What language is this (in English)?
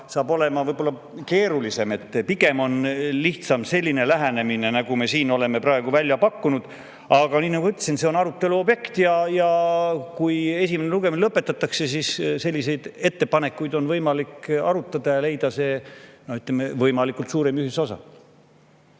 Estonian